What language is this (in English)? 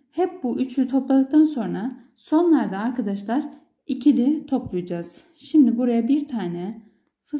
Turkish